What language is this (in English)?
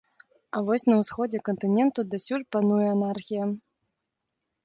Belarusian